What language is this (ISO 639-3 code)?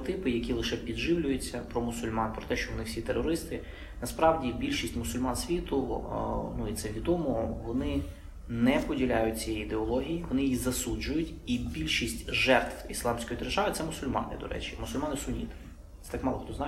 ukr